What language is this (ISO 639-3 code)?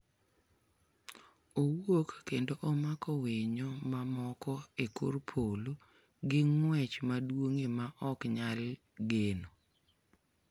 luo